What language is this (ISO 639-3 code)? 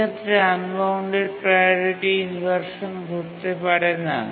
ben